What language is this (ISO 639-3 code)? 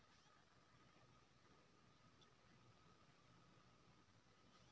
mai